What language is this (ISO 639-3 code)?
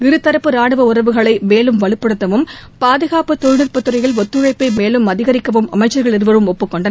tam